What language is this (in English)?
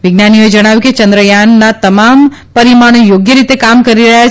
Gujarati